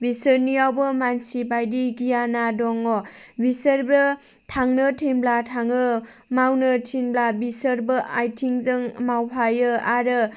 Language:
Bodo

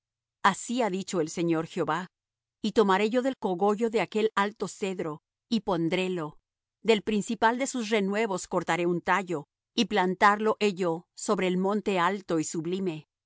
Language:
Spanish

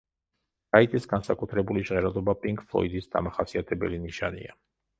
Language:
Georgian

